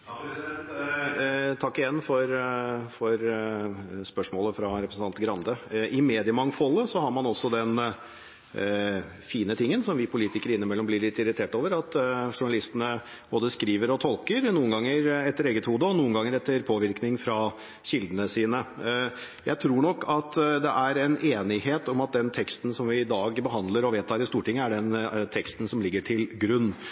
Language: Norwegian Bokmål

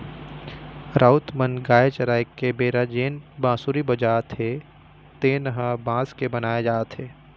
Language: Chhattisgarhi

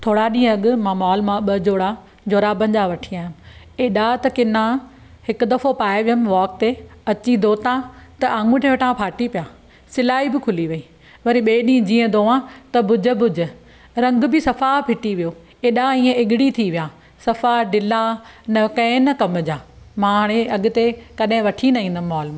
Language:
Sindhi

